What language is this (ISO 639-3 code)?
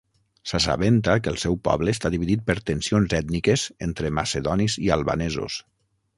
cat